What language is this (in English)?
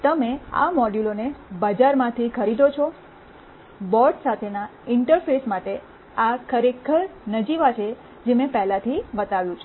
Gujarati